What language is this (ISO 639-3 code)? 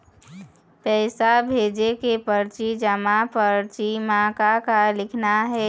hne